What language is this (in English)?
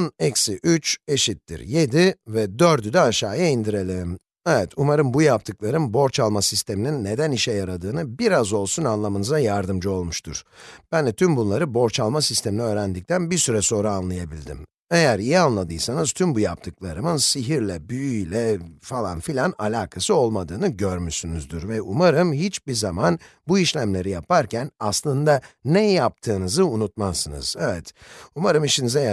Turkish